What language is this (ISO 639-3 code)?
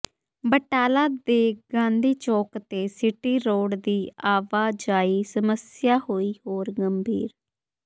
pan